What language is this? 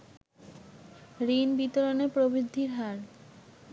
Bangla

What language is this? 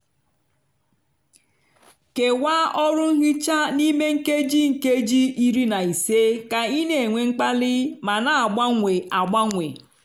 Igbo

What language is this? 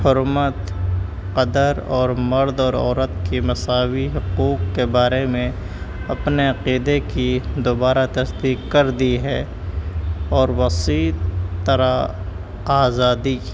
Urdu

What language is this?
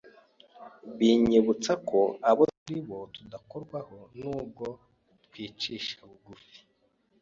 Kinyarwanda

